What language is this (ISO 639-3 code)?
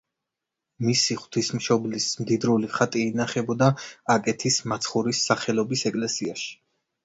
kat